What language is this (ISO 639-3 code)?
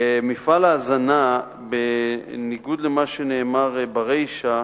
heb